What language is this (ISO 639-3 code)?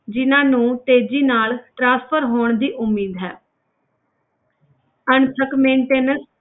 pan